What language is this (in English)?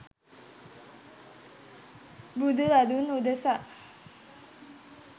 Sinhala